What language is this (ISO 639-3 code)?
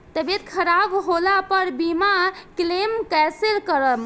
bho